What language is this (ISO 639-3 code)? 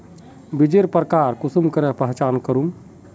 mag